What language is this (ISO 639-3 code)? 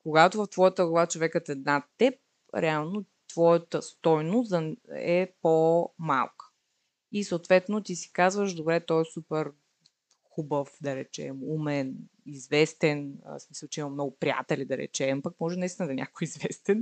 bul